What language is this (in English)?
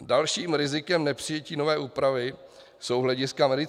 Czech